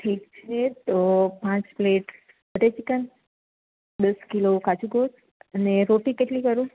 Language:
Gujarati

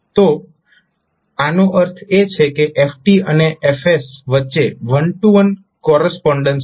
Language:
Gujarati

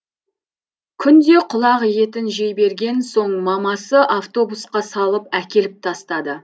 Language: Kazakh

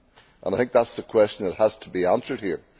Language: English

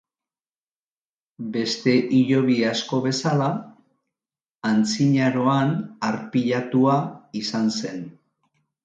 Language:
Basque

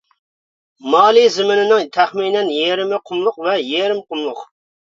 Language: Uyghur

